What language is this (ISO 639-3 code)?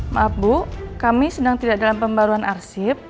ind